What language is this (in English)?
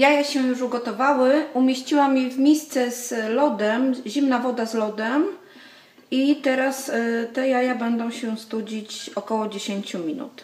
Polish